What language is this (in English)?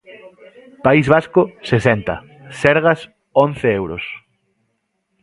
Galician